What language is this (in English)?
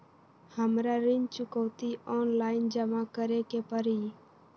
Magahi